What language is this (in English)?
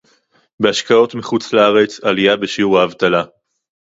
Hebrew